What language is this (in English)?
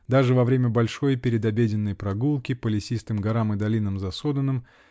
Russian